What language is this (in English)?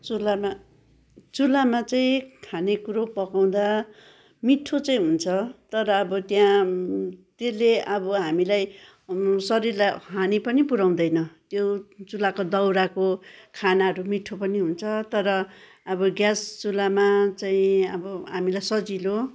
Nepali